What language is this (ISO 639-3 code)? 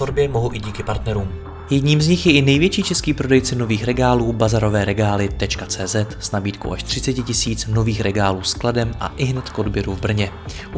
ces